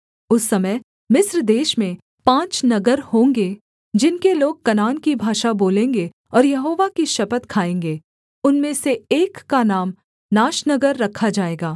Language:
Hindi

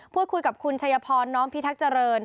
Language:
Thai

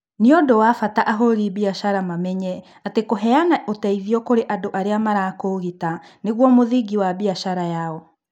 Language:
Kikuyu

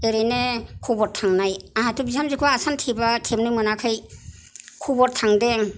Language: Bodo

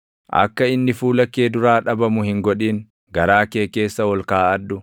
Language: Oromo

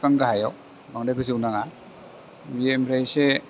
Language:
Bodo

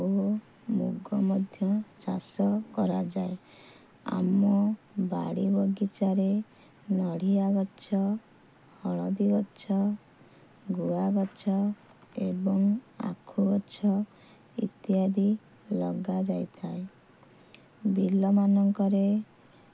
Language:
Odia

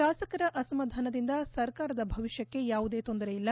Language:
Kannada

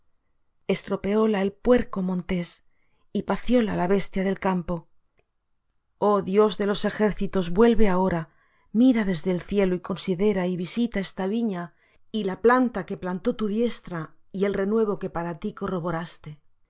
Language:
Spanish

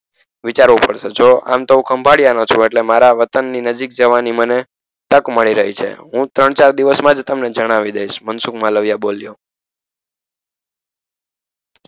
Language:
Gujarati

